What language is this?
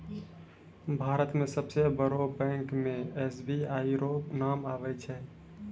Maithili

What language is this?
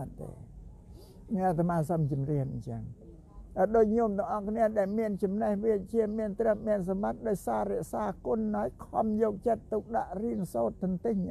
Thai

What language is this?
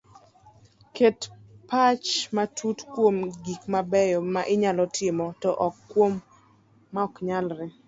Luo (Kenya and Tanzania)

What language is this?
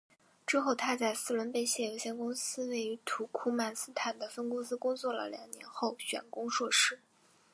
Chinese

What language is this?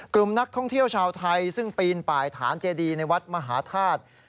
Thai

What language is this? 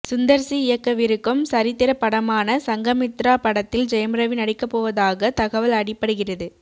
Tamil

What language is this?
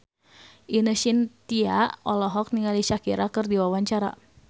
Sundanese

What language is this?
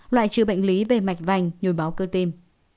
Vietnamese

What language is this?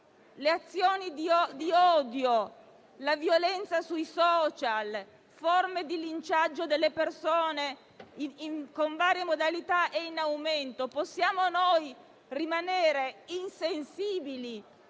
Italian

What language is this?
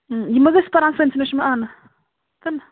Kashmiri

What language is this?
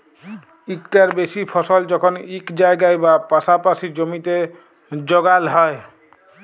Bangla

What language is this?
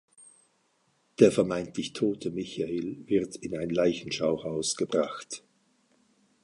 German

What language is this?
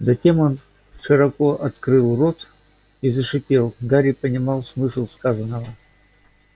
Russian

